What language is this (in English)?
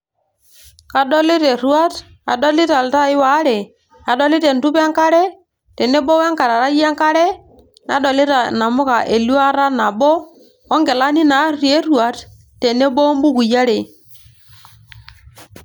Masai